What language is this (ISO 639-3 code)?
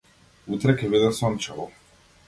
mkd